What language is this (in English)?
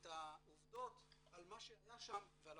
Hebrew